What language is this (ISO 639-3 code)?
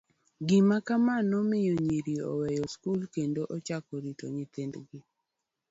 luo